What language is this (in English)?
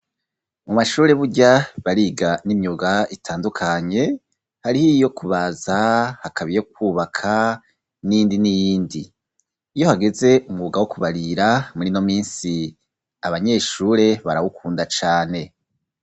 Rundi